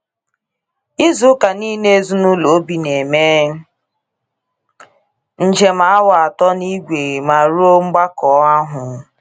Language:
Igbo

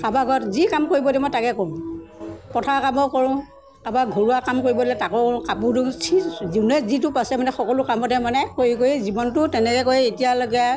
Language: Assamese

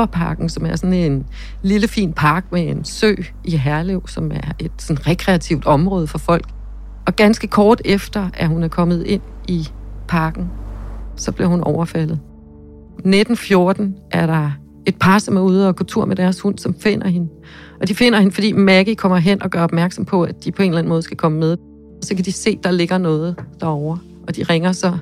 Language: Danish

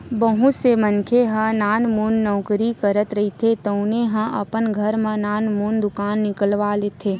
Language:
Chhattisgarhi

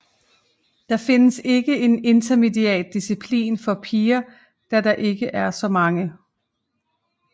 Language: Danish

